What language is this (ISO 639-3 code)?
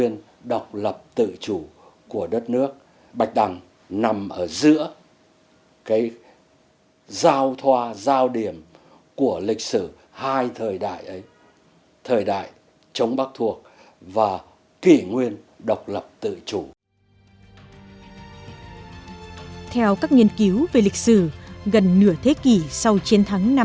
vie